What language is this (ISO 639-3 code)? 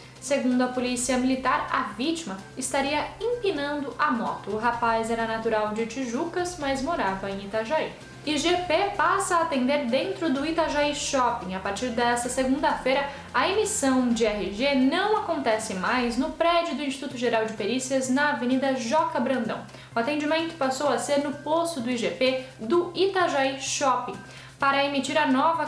por